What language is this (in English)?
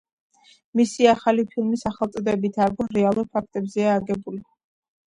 Georgian